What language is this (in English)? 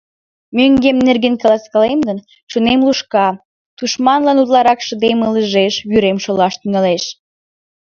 Mari